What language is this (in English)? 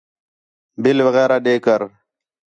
Khetrani